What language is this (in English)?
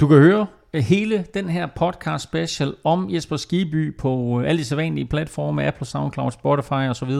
Danish